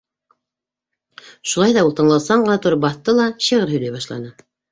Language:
Bashkir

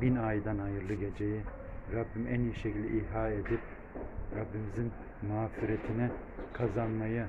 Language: Turkish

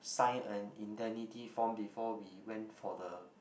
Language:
English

